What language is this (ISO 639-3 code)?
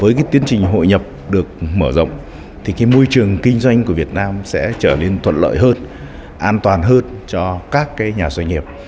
vie